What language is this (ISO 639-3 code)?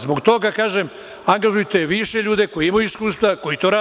srp